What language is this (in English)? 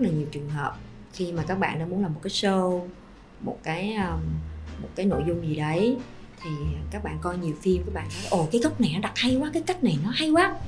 Vietnamese